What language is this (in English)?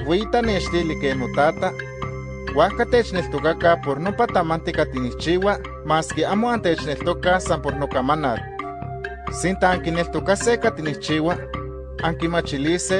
Spanish